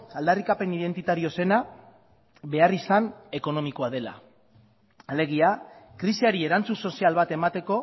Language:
Basque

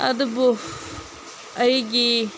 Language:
Manipuri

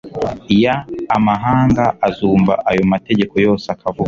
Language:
Kinyarwanda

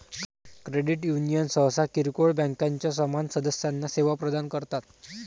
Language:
Marathi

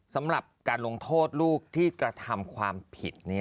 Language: Thai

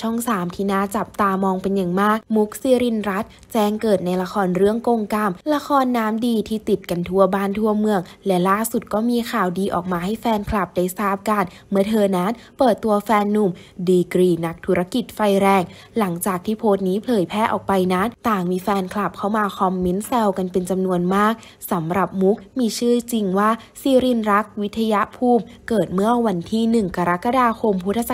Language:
Thai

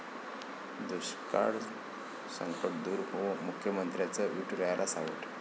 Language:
Marathi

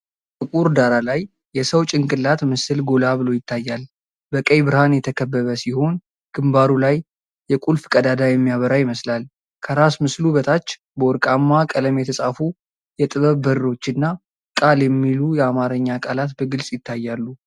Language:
Amharic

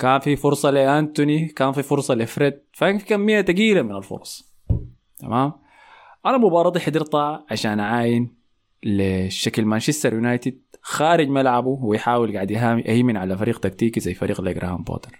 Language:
Arabic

